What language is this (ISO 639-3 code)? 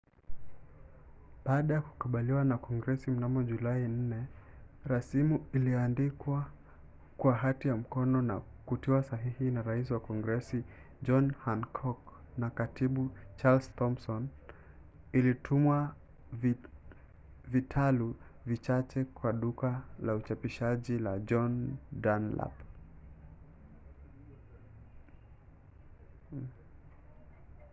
swa